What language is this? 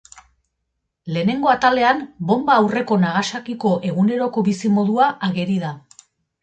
Basque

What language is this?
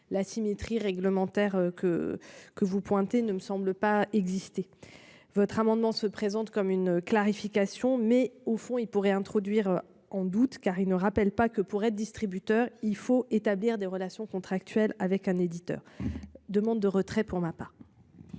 French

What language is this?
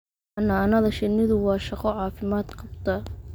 Somali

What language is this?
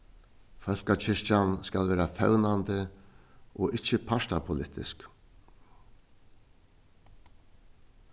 Faroese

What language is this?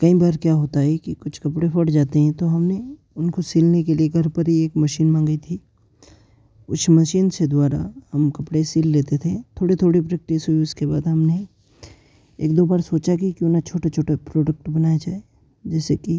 Hindi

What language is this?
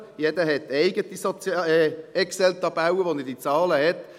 Swiss German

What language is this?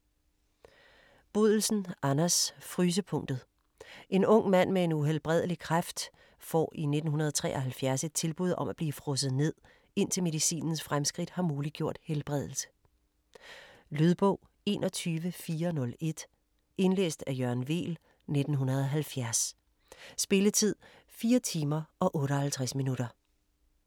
Danish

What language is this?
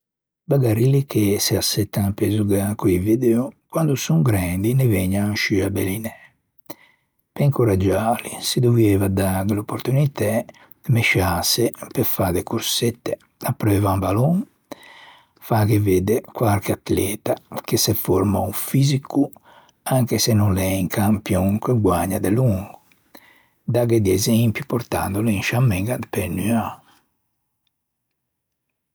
Ligurian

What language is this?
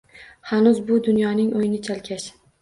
Uzbek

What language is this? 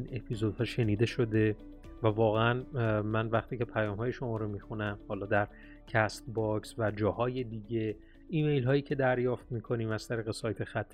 Persian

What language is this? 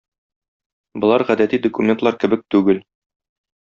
Tatar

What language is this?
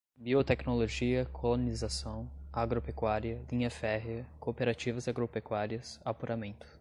Portuguese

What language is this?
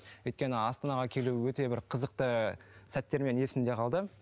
Kazakh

